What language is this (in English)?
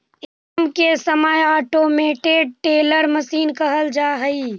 Magahi